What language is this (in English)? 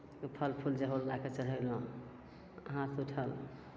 Maithili